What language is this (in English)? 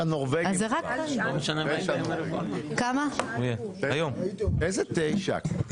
Hebrew